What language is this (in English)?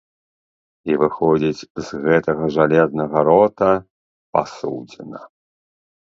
Belarusian